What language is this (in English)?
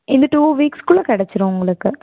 Tamil